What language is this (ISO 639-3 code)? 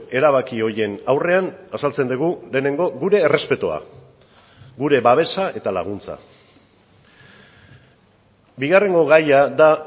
eus